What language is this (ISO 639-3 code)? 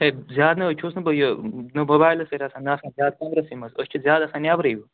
kas